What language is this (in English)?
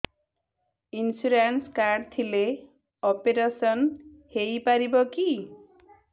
Odia